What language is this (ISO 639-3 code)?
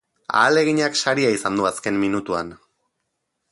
eus